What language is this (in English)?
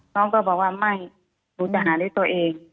Thai